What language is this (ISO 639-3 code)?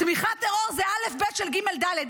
heb